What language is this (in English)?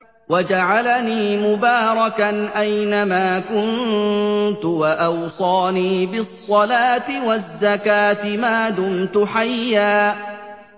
Arabic